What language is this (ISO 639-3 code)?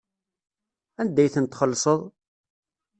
kab